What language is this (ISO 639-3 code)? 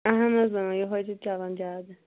kas